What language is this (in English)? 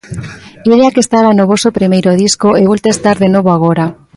Galician